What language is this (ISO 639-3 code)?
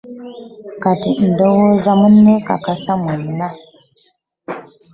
lug